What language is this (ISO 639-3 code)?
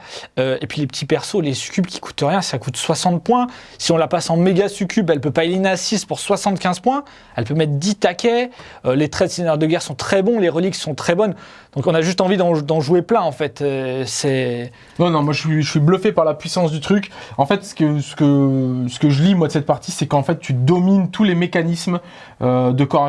fra